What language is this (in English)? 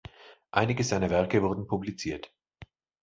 German